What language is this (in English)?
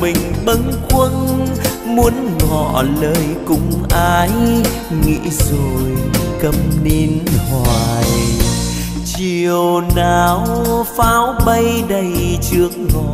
Vietnamese